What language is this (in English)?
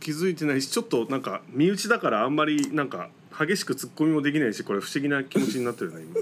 Japanese